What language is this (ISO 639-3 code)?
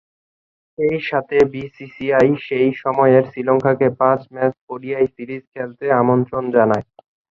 ben